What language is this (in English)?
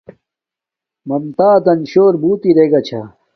Domaaki